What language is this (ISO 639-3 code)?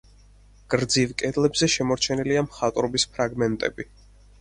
kat